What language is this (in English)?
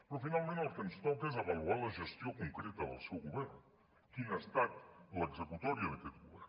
Catalan